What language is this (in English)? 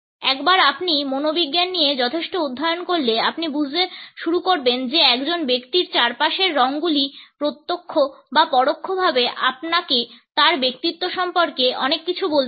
Bangla